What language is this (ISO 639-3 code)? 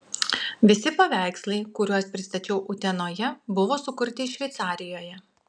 lit